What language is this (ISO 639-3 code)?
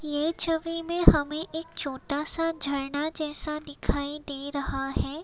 hin